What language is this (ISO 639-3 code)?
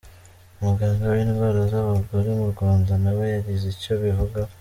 kin